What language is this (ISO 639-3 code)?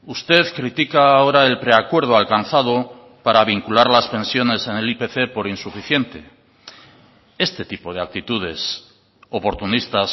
spa